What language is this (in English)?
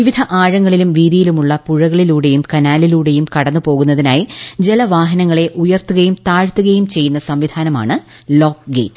Malayalam